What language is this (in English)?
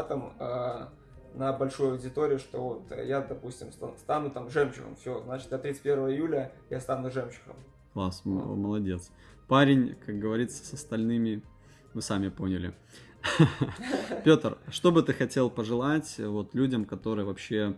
Russian